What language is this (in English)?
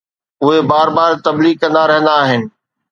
Sindhi